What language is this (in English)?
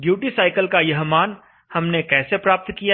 Hindi